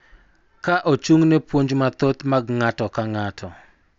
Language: Luo (Kenya and Tanzania)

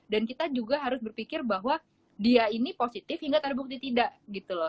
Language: Indonesian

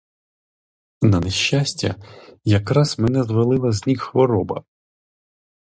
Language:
Ukrainian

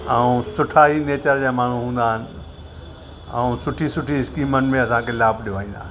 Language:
Sindhi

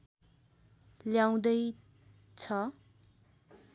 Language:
Nepali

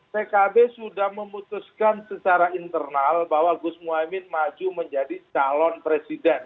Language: Indonesian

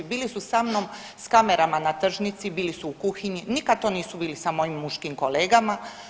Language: Croatian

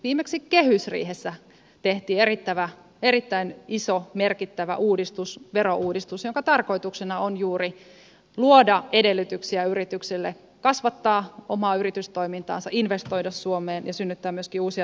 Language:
Finnish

